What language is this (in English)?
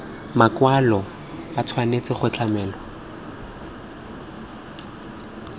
Tswana